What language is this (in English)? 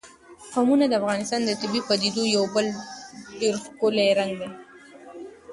Pashto